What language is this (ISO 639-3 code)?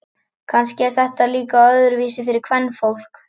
isl